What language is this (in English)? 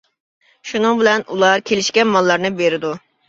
Uyghur